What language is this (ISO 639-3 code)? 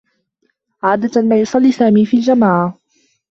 ara